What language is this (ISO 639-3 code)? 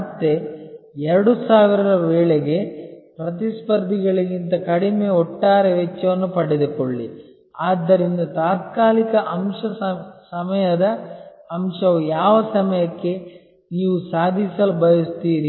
kan